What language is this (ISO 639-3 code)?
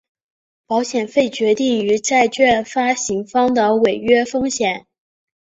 zho